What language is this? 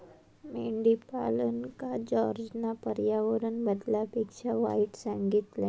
Marathi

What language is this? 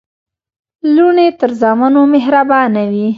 Pashto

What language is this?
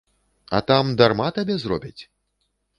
Belarusian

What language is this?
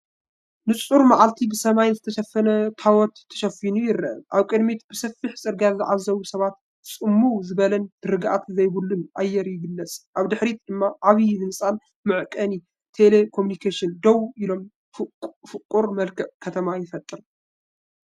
Tigrinya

